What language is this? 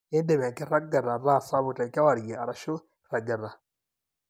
Masai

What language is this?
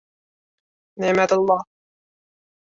Uzbek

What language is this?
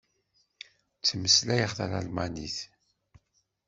Kabyle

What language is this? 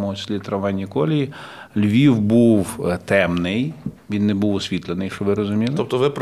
Ukrainian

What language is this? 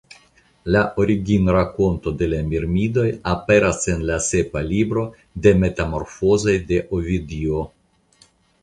Esperanto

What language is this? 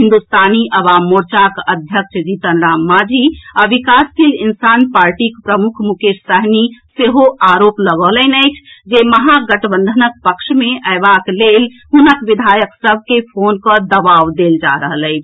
Maithili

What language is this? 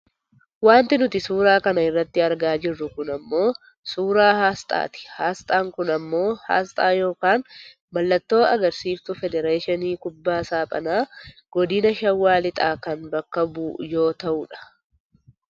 Oromo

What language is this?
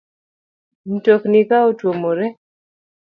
Luo (Kenya and Tanzania)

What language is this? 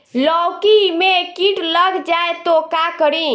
Bhojpuri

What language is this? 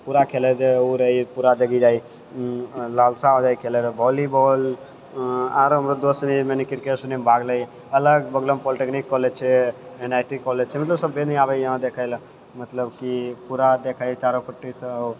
Maithili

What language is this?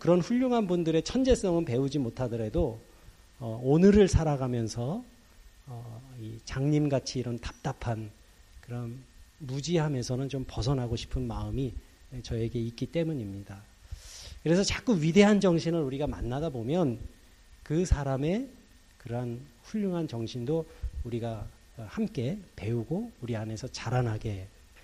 Korean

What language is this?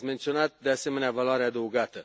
Romanian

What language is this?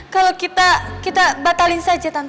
Indonesian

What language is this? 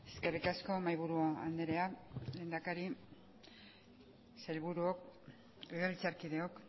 Basque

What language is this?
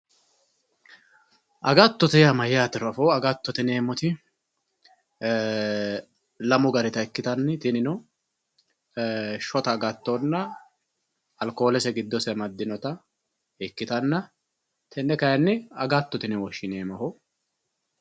Sidamo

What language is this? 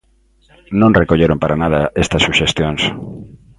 Galician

